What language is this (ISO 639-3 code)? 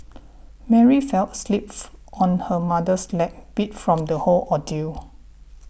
eng